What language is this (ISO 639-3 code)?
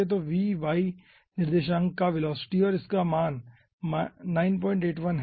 hin